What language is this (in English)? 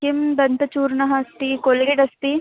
Sanskrit